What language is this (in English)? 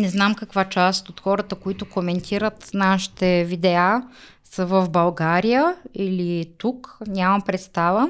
Bulgarian